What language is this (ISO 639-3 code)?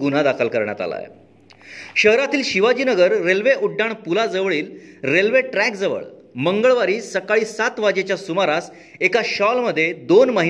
mar